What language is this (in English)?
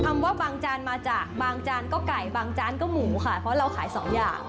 Thai